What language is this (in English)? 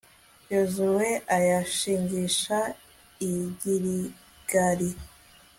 Kinyarwanda